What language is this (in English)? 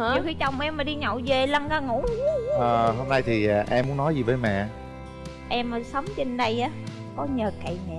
Vietnamese